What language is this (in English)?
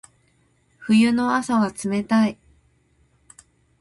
Japanese